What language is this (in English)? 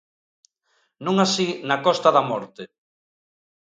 Galician